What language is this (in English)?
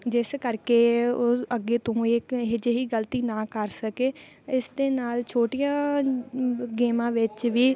Punjabi